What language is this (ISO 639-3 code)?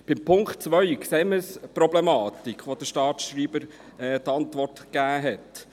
gsw